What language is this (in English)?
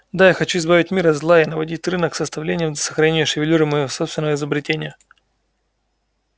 Russian